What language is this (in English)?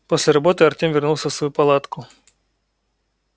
Russian